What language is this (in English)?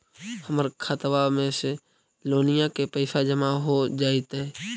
Magahi